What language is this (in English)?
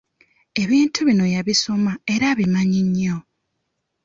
Ganda